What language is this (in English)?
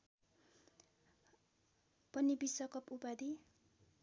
Nepali